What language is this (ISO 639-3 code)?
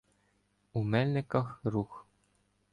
ukr